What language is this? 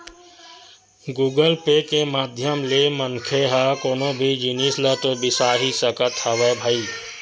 Chhattisgarhi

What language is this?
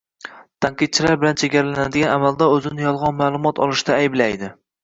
Uzbek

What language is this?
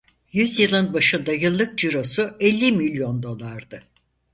Turkish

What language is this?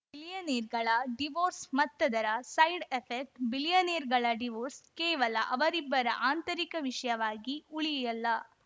Kannada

